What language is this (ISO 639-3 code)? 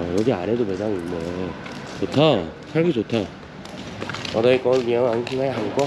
kor